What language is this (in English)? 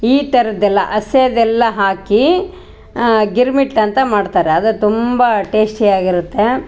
Kannada